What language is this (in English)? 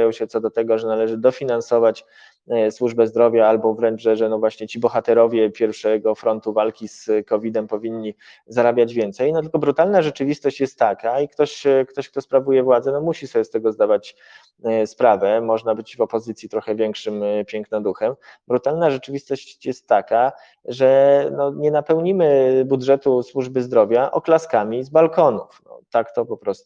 Polish